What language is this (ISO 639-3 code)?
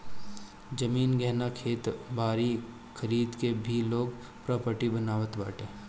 bho